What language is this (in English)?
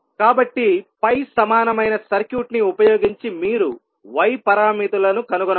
Telugu